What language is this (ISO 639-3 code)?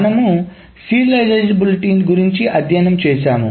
tel